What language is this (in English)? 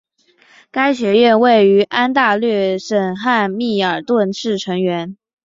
Chinese